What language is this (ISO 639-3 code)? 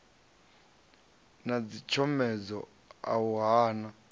ven